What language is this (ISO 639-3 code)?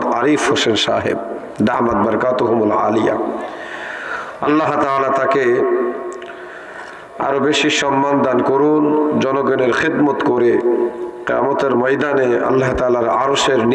ben